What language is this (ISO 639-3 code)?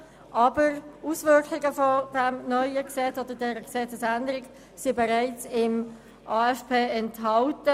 gsw